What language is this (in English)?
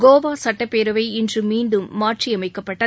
Tamil